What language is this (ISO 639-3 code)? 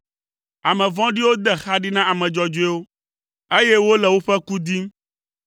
ewe